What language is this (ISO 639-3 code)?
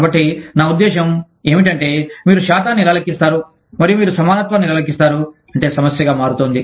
tel